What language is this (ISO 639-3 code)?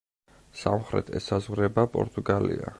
kat